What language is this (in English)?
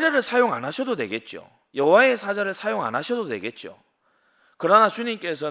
Korean